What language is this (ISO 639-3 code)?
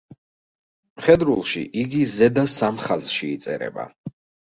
kat